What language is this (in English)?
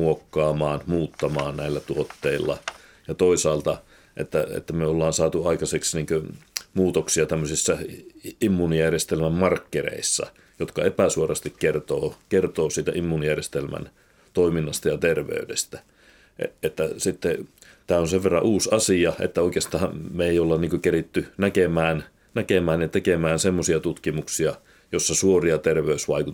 Finnish